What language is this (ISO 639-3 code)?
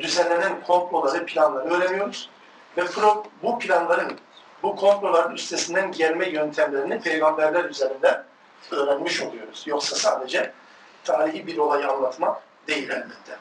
tur